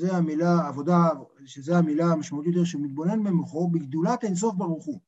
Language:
Hebrew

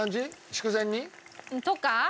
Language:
Japanese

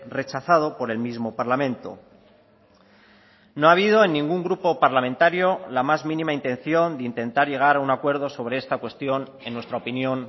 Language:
Spanish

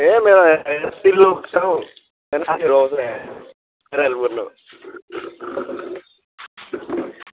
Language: Nepali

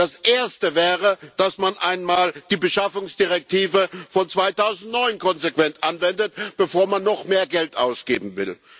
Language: German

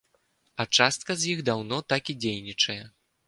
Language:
Belarusian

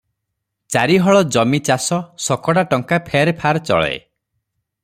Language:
Odia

